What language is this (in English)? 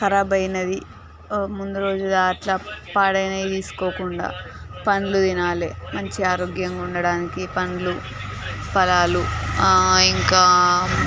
Telugu